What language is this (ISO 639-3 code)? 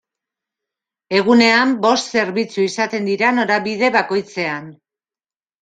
eus